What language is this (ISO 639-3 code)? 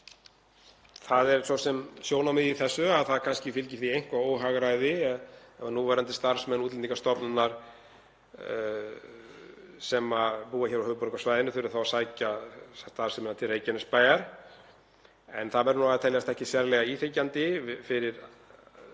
isl